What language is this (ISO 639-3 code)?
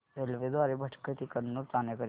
mar